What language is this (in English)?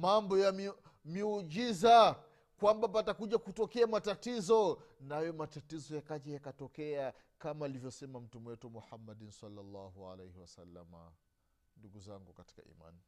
Swahili